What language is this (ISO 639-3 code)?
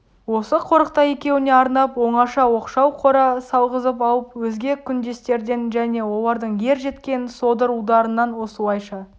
kaz